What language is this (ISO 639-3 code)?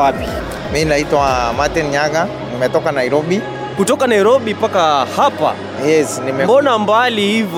swa